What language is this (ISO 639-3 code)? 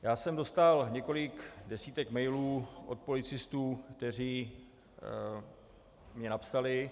ces